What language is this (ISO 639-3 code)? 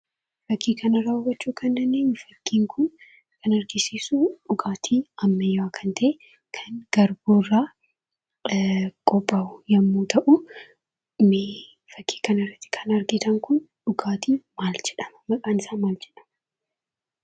orm